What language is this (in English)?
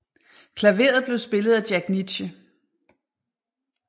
Danish